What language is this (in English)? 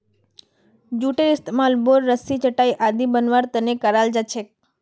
Magahi